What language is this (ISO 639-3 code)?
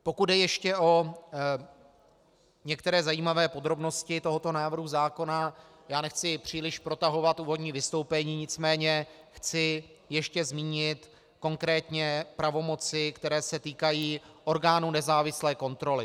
ces